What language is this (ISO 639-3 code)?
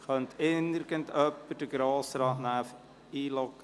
gsw